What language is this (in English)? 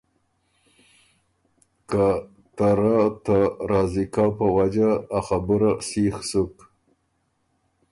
Ormuri